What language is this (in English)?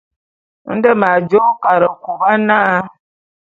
Bulu